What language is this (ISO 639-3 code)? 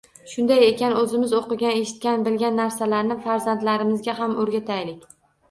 uzb